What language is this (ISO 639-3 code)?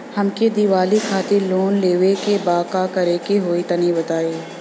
bho